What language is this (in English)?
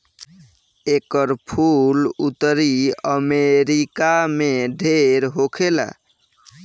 Bhojpuri